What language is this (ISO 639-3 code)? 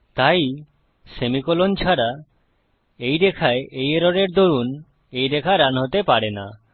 ben